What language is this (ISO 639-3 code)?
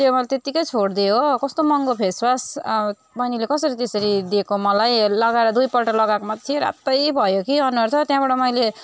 nep